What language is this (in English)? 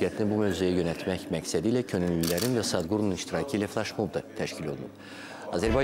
Turkish